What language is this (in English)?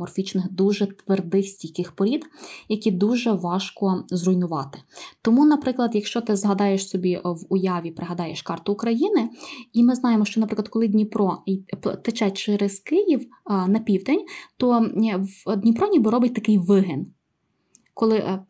Ukrainian